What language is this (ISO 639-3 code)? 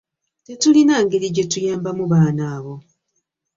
lug